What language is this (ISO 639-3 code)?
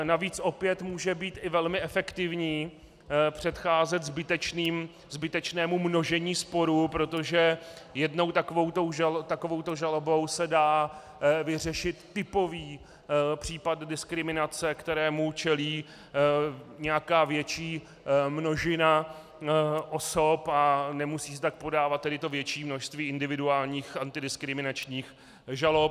ces